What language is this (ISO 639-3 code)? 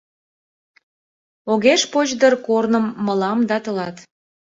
chm